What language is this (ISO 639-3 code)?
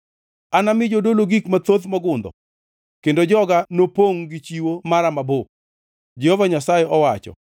luo